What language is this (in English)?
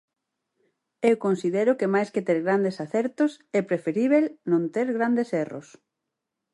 Galician